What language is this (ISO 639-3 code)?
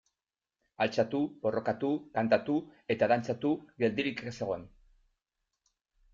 eus